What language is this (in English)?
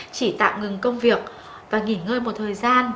Vietnamese